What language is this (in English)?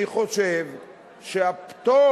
Hebrew